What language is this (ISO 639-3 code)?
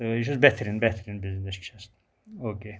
kas